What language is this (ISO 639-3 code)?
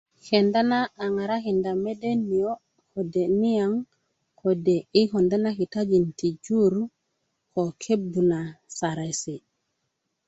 ukv